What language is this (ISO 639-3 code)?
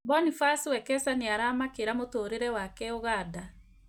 kik